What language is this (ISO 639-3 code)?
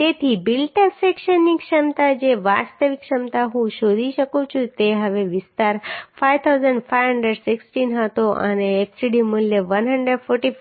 guj